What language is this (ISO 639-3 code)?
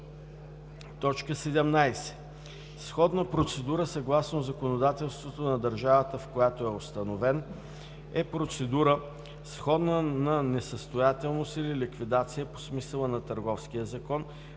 bul